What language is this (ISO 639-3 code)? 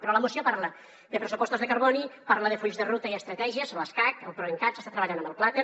cat